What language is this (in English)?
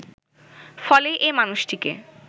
Bangla